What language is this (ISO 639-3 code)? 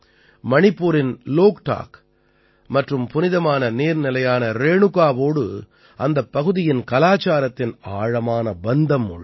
tam